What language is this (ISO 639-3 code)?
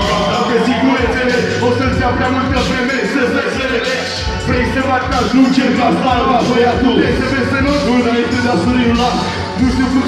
ron